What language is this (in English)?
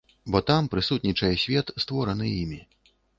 Belarusian